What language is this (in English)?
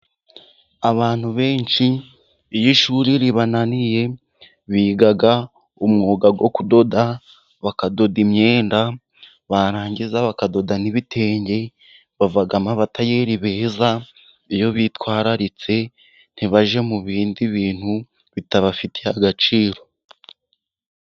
Kinyarwanda